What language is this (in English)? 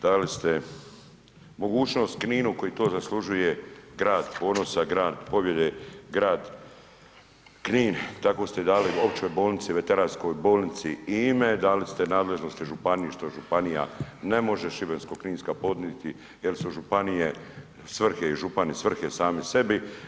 Croatian